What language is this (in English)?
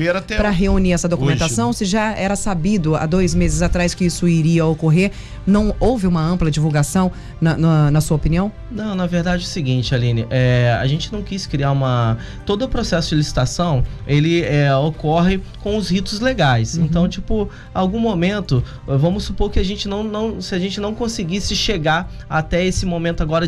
Portuguese